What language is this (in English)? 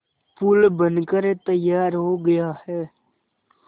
Hindi